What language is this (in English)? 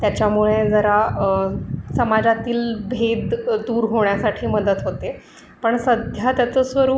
Marathi